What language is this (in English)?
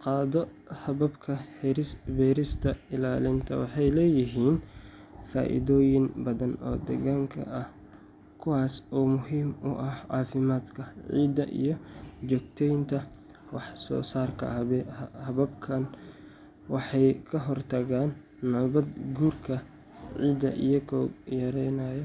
Somali